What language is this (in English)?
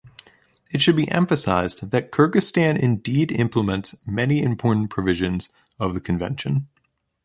English